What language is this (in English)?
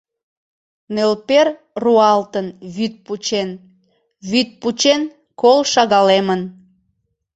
Mari